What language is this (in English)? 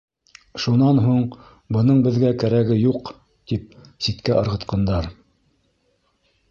Bashkir